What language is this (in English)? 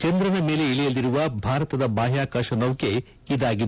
Kannada